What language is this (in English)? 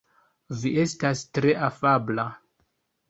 Esperanto